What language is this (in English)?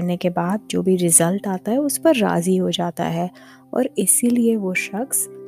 Urdu